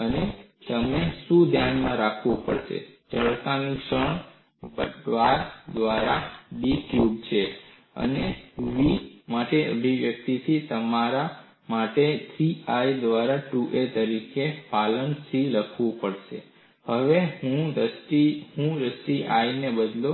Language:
Gujarati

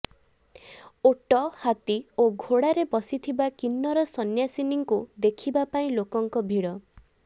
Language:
Odia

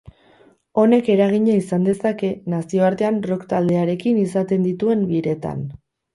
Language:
Basque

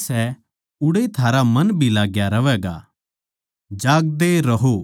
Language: Haryanvi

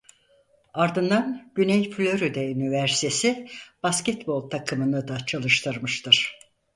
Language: Turkish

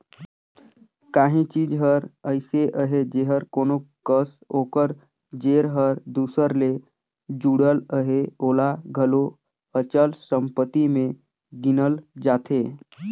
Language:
Chhattisgarhi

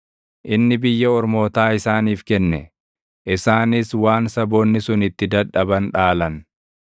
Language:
Oromo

